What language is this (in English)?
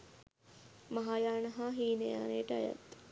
Sinhala